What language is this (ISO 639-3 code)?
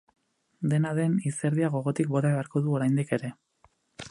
eus